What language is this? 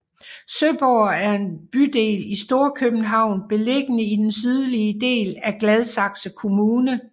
Danish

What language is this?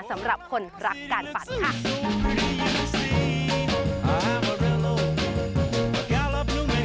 Thai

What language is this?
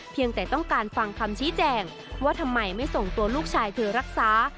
Thai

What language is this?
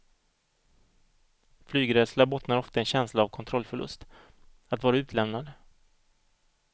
Swedish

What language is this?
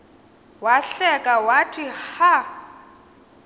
Xhosa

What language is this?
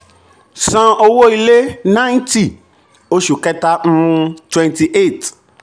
Yoruba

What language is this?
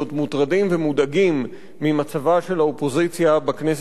Hebrew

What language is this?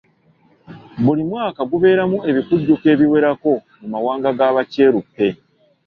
Ganda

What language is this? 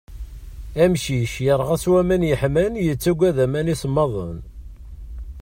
Kabyle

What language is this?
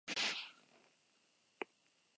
Basque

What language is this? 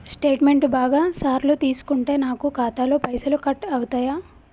Telugu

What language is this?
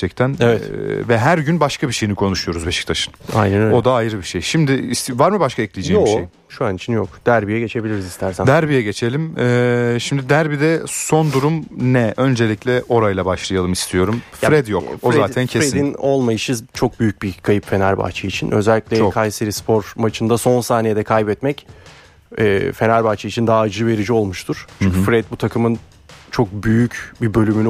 Turkish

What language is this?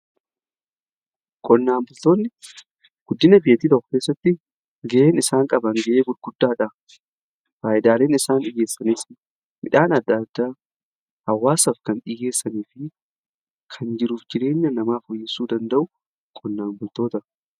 Oromo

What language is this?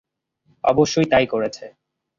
Bangla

